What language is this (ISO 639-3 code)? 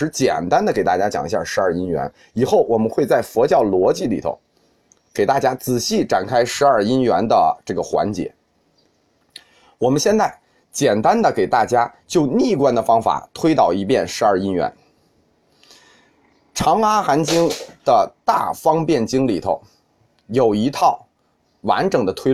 zho